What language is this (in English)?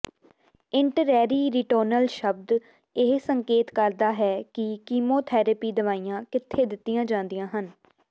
Punjabi